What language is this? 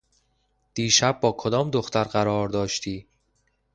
Persian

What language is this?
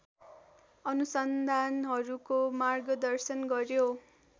Nepali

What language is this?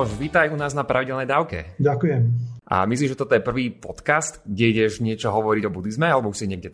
Slovak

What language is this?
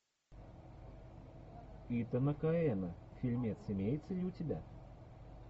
Russian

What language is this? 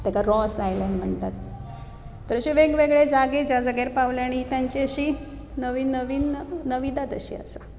Konkani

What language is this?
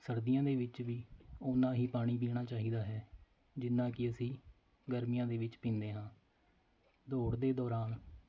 Punjabi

